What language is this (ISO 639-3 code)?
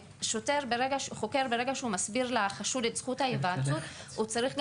heb